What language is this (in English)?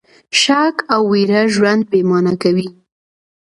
Pashto